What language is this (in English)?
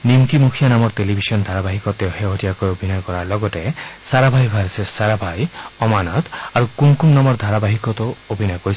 Assamese